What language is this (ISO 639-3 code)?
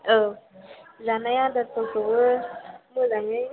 brx